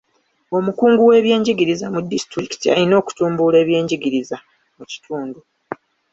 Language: Ganda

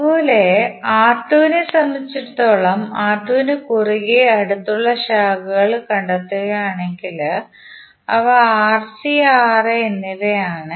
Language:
Malayalam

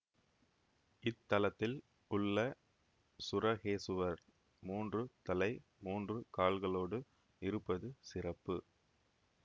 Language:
Tamil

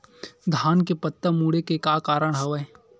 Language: Chhattisgarhi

